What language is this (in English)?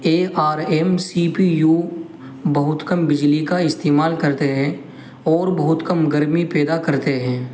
Urdu